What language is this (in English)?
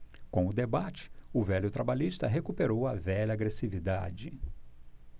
Portuguese